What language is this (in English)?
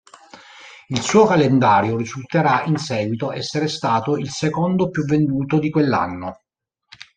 Italian